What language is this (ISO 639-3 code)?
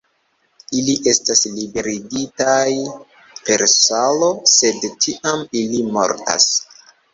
epo